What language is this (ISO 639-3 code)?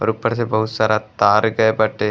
bho